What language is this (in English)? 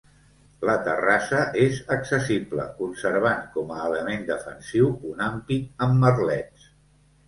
Catalan